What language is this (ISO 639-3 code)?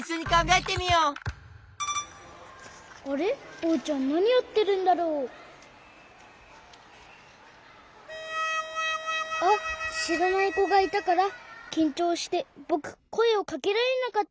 jpn